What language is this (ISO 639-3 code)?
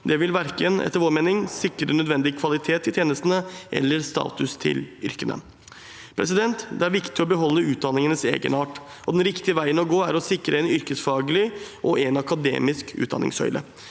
nor